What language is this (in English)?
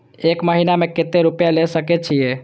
Maithili